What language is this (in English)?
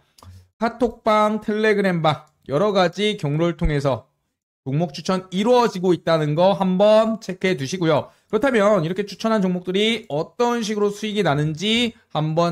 Korean